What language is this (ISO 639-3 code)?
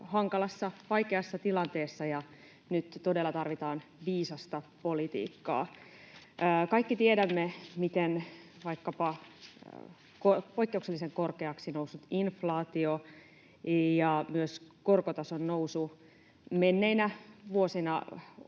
fin